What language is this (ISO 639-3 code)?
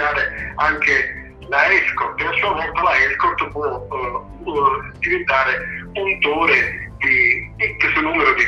ita